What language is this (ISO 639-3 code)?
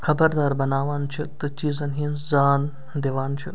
kas